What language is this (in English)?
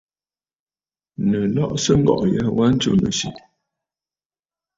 Bafut